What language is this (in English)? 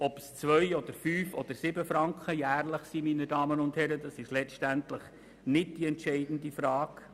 Swiss German